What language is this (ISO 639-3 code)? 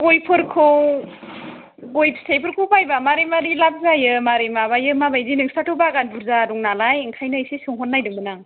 brx